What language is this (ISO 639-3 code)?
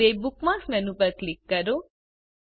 guj